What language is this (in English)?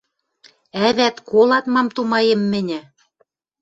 Western Mari